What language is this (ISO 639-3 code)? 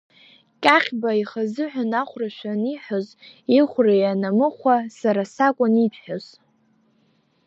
abk